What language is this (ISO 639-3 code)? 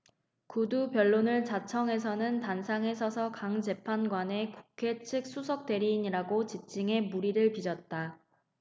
kor